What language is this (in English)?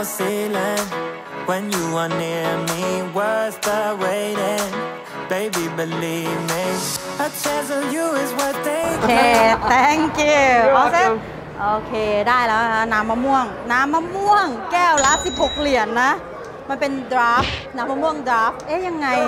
Thai